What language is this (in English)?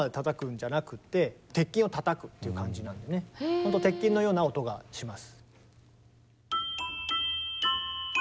Japanese